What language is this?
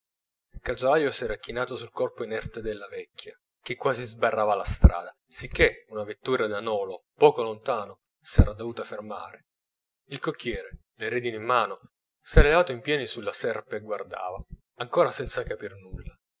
Italian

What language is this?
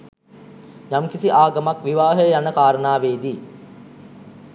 Sinhala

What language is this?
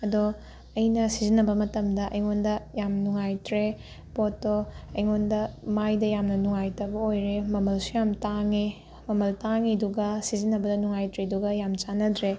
Manipuri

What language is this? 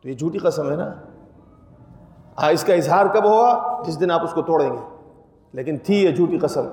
Urdu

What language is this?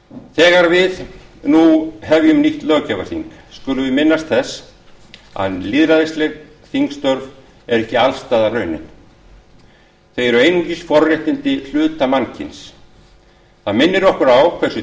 Icelandic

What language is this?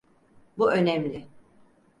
Turkish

